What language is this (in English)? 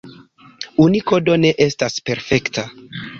Esperanto